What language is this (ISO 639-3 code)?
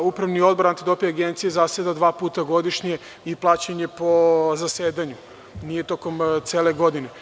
srp